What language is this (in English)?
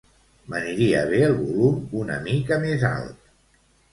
Catalan